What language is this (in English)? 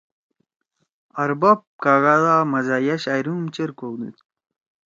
Torwali